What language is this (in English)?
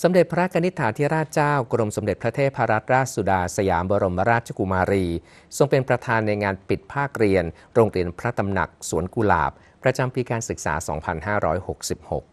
Thai